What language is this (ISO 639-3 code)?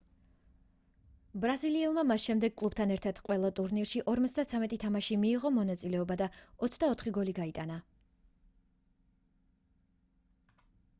kat